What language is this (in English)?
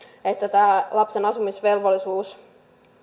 Finnish